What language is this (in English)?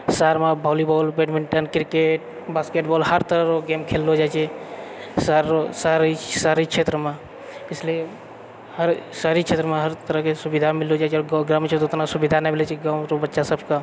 Maithili